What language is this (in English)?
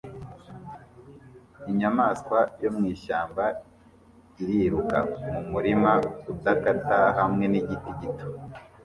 Kinyarwanda